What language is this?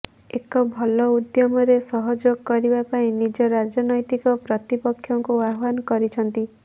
Odia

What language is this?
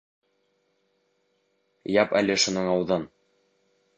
Bashkir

